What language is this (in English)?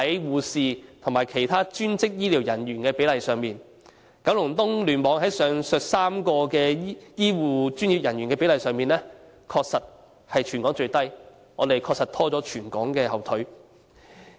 Cantonese